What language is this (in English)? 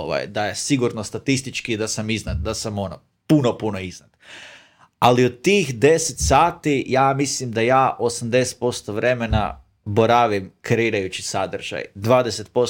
Croatian